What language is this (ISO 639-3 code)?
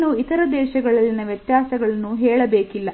kan